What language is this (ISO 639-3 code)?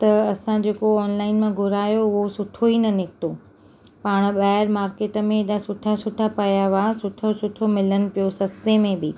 snd